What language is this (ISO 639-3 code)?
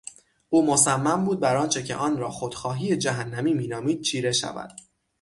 fas